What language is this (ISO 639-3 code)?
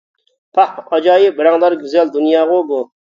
uig